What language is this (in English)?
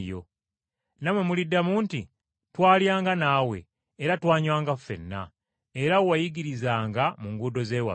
Ganda